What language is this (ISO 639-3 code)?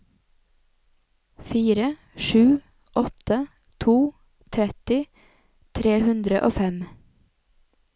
nor